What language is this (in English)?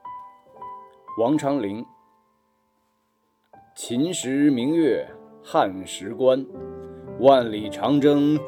Chinese